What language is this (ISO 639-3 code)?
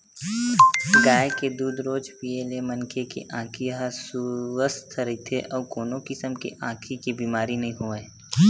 hne